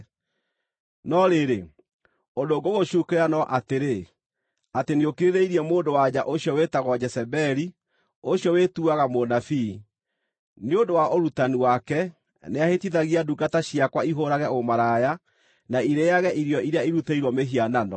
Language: Kikuyu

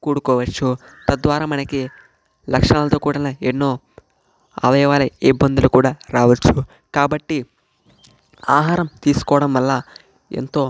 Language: Telugu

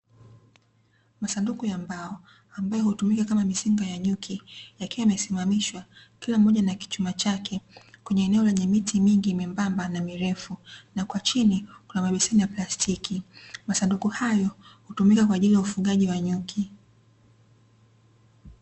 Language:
Swahili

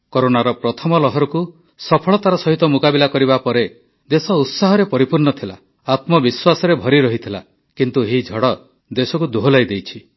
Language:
Odia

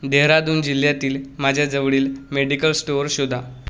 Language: Marathi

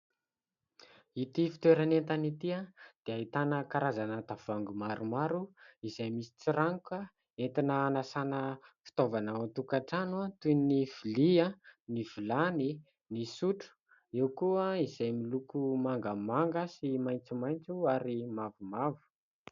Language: Malagasy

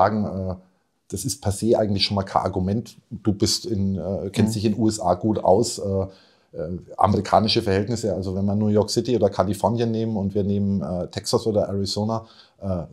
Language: German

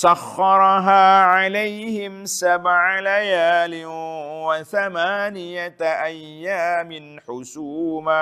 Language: Malay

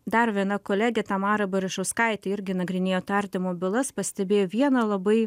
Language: Lithuanian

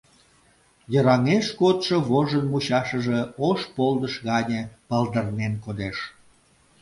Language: Mari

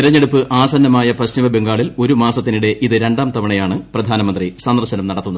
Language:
Malayalam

